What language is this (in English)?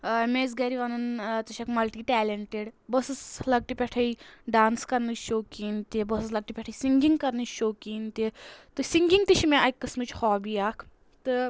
Kashmiri